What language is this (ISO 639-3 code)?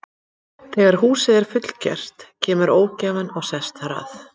isl